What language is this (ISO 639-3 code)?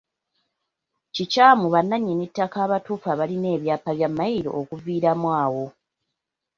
lug